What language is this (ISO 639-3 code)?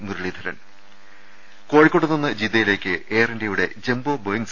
mal